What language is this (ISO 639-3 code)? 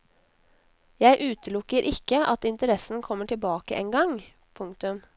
nor